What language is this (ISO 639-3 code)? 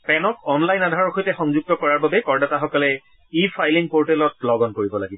asm